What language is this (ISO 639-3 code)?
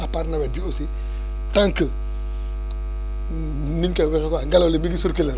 wol